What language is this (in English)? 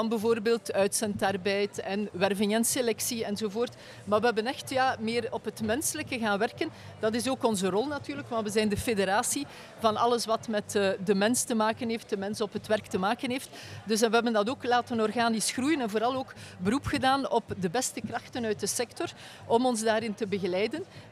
Dutch